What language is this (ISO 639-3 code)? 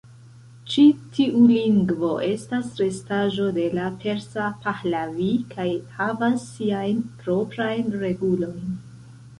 epo